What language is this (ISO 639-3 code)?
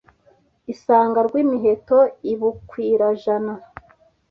kin